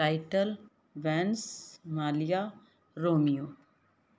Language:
Punjabi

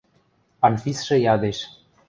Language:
Western Mari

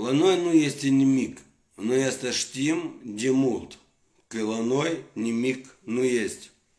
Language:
Russian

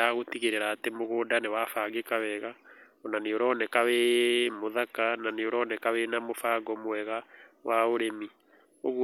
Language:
Kikuyu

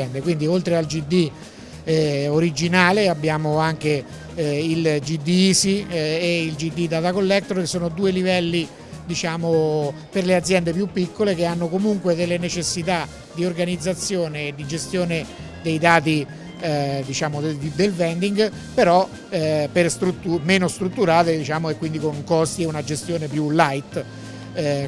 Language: Italian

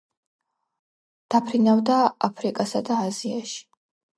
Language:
Georgian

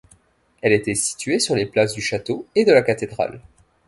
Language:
French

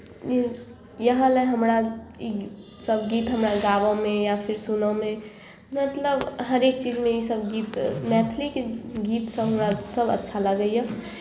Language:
Maithili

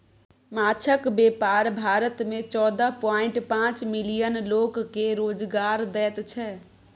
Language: Maithili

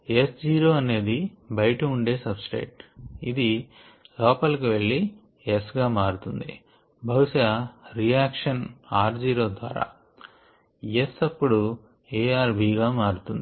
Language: Telugu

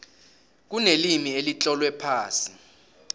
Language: South Ndebele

